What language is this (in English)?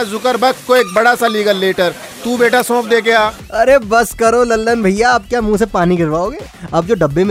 Hindi